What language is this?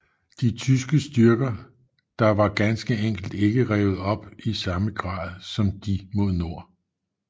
Danish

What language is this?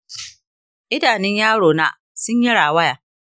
Hausa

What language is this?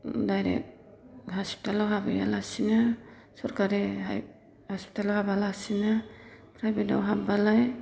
Bodo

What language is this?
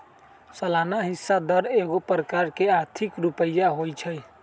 Magahi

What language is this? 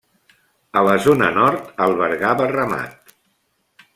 Catalan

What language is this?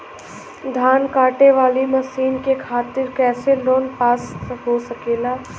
Bhojpuri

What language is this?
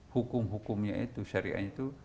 Indonesian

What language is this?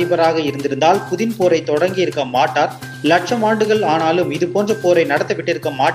Tamil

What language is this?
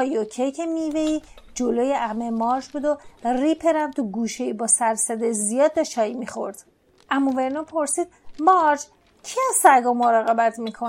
Persian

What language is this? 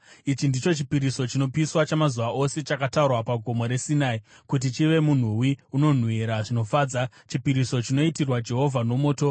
Shona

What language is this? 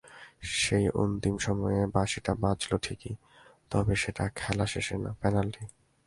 Bangla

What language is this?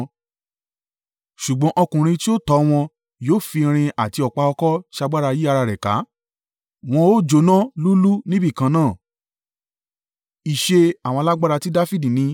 Yoruba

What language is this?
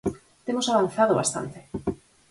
Galician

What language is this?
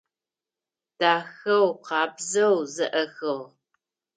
Adyghe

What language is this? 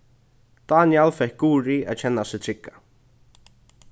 Faroese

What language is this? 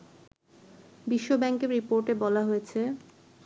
Bangla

